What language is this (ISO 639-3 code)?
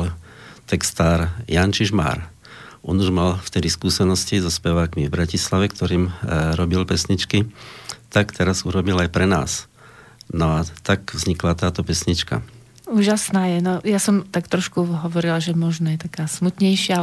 slk